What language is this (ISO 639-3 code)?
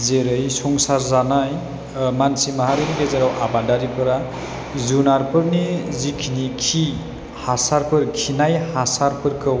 brx